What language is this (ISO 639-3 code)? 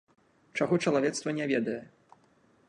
bel